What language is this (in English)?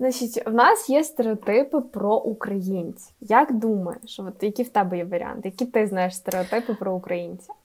Ukrainian